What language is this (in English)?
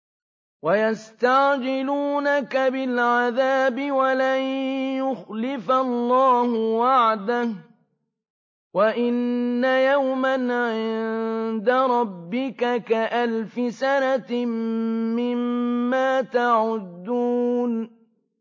Arabic